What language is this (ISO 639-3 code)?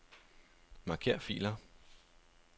dan